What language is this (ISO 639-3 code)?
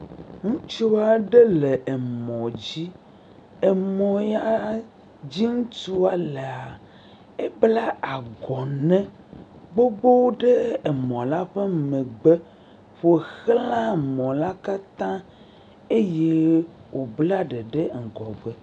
ewe